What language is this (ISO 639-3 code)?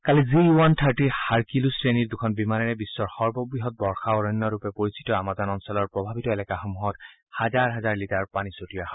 asm